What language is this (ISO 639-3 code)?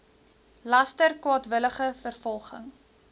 afr